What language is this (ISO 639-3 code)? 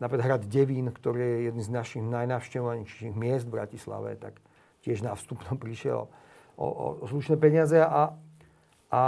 slk